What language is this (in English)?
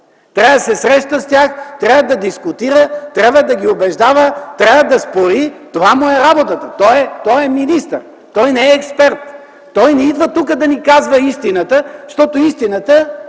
Bulgarian